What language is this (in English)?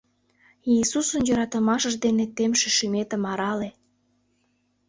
Mari